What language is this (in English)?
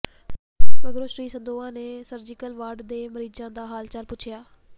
Punjabi